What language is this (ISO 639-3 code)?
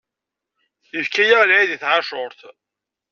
kab